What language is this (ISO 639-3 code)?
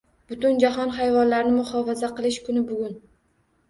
uzb